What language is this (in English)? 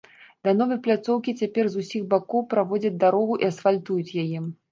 Belarusian